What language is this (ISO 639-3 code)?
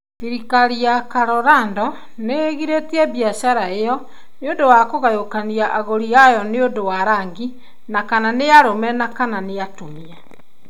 kik